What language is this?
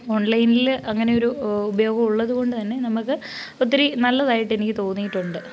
Malayalam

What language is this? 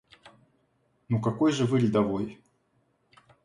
Russian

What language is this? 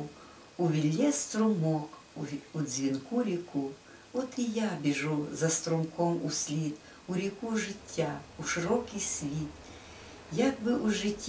Ukrainian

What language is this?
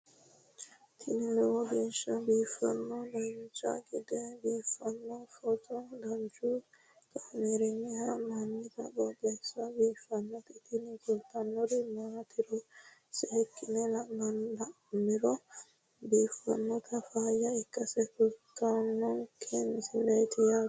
Sidamo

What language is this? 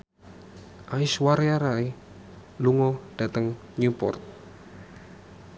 Javanese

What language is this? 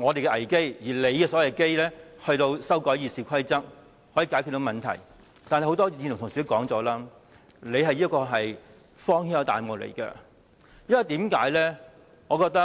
Cantonese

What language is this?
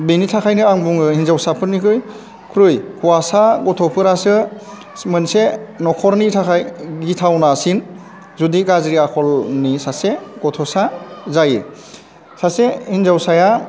Bodo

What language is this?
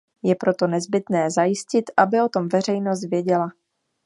Czech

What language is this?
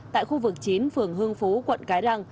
Vietnamese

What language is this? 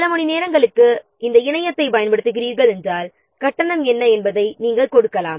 Tamil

